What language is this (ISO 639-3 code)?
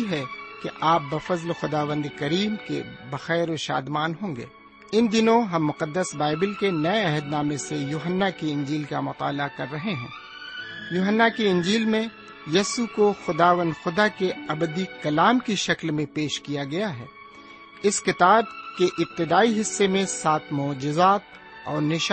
urd